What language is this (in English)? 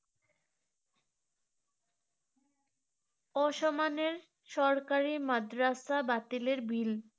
Bangla